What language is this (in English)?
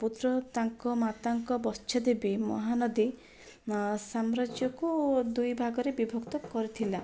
Odia